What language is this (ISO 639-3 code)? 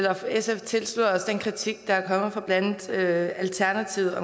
dan